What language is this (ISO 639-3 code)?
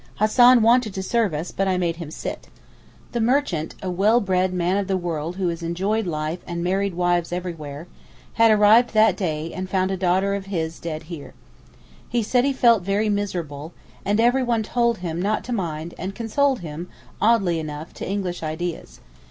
eng